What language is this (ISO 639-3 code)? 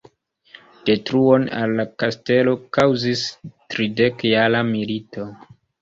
epo